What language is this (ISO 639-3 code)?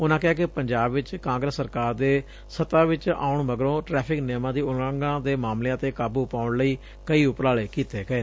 pan